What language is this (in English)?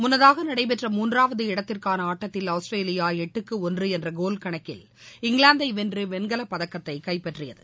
Tamil